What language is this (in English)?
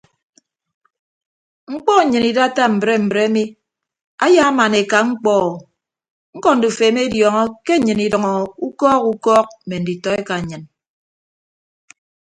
Ibibio